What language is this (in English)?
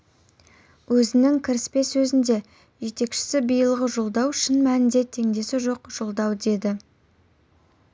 Kazakh